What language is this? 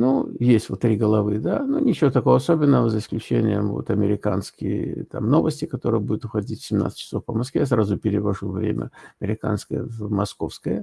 Russian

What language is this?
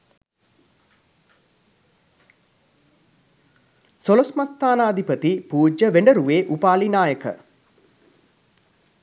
Sinhala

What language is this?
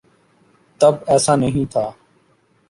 Urdu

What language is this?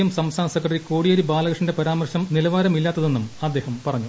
Malayalam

